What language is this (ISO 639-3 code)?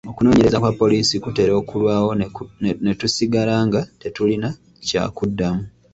lug